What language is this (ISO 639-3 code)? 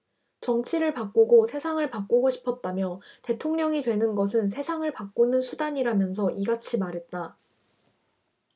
kor